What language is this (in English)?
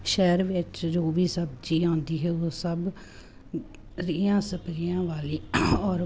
Punjabi